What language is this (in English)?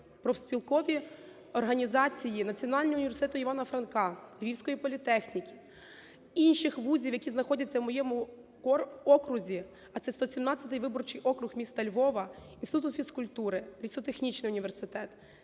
Ukrainian